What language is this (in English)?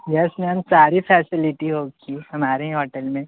Hindi